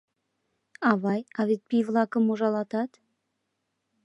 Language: Mari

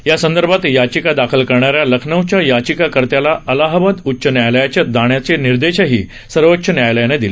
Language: Marathi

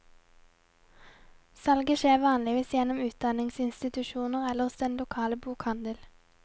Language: Norwegian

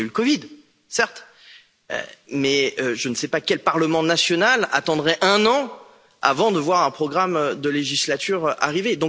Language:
French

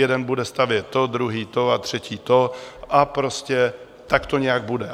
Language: Czech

